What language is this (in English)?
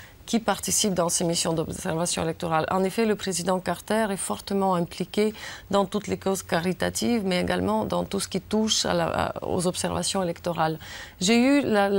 French